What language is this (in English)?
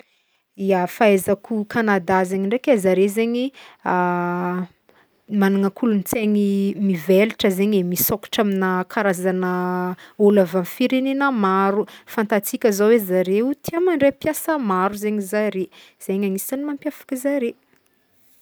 Northern Betsimisaraka Malagasy